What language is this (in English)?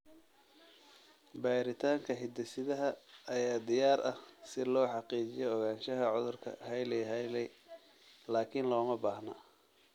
Somali